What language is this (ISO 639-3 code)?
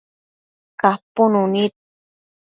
mcf